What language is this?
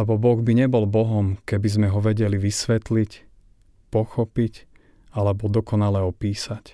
Slovak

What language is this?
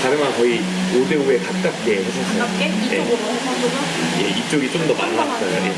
Korean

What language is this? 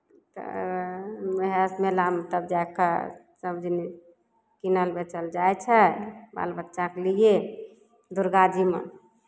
Maithili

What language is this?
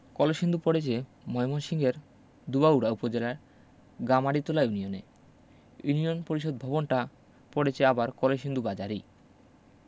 Bangla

